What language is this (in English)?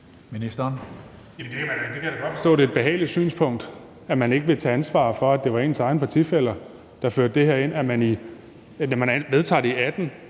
Danish